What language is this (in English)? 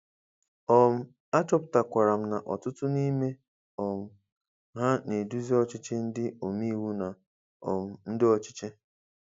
Igbo